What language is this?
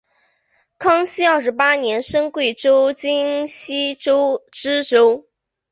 Chinese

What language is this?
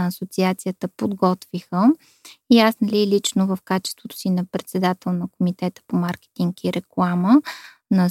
Bulgarian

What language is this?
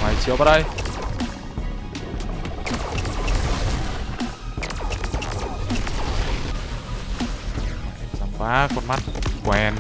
Vietnamese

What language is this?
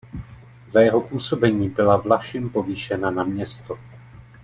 Czech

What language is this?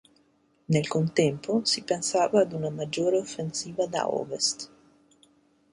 Italian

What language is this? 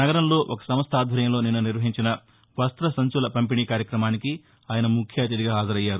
Telugu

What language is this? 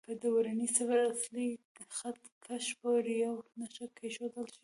Pashto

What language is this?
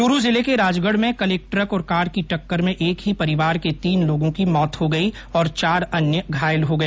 Hindi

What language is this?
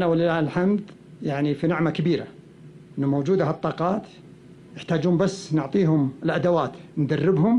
Arabic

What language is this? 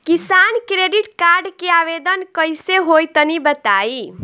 Bhojpuri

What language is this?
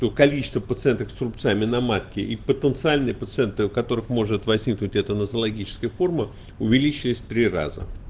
Russian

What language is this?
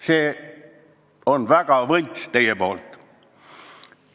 Estonian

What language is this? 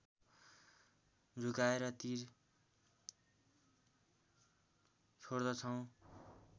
Nepali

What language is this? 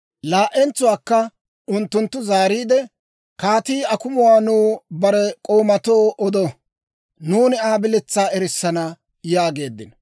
Dawro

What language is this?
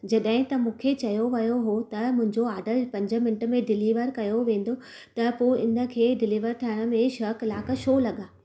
Sindhi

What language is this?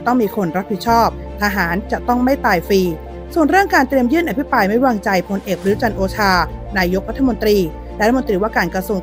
Thai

